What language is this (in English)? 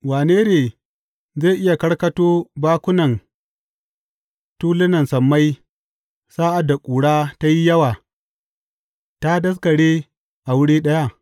Hausa